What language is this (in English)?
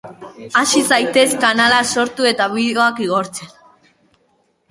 Basque